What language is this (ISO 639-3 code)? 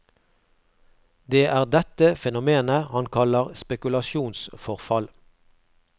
nor